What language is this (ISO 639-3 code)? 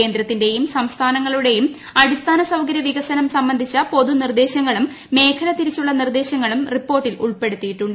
mal